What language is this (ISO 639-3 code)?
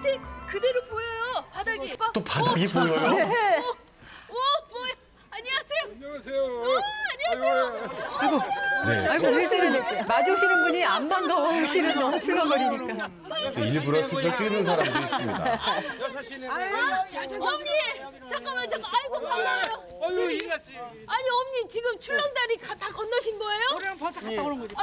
kor